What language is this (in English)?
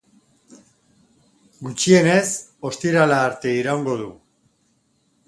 Basque